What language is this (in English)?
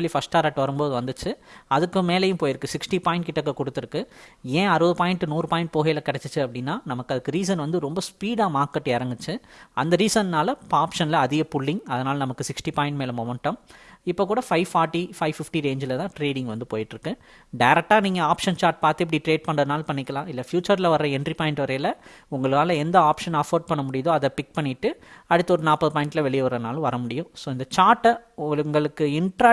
Tamil